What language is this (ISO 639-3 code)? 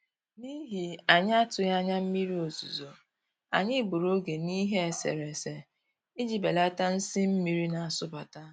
ibo